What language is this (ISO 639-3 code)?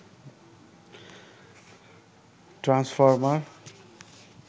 ben